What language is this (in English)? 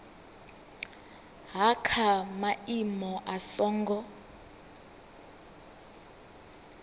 Venda